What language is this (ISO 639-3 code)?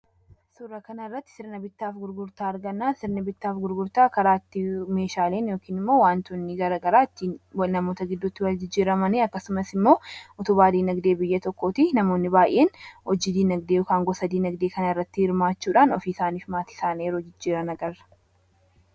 orm